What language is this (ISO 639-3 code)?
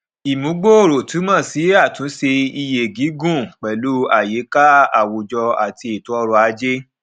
yor